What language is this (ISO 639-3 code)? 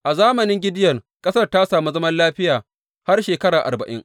hau